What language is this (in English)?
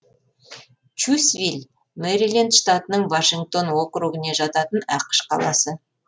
Kazakh